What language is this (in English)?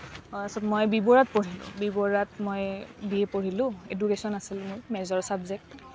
Assamese